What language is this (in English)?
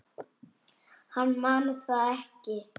Icelandic